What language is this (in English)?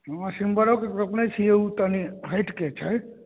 Maithili